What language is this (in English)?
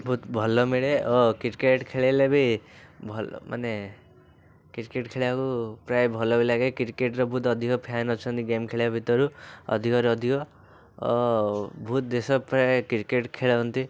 Odia